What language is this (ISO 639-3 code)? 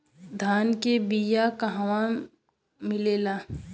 bho